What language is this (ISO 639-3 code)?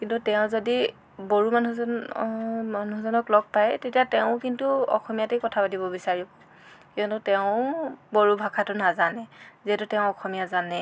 asm